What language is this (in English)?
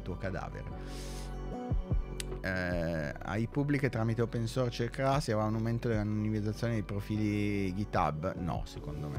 Italian